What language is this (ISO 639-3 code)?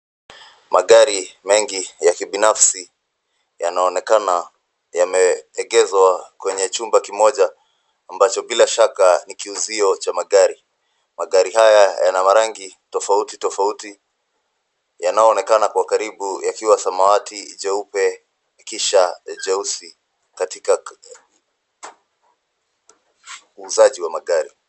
swa